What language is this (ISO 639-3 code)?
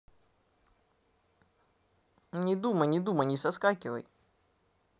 rus